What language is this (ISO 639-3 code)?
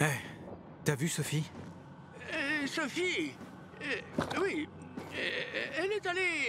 fra